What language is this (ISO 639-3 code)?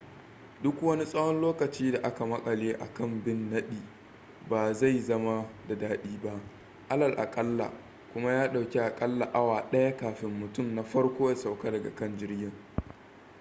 hau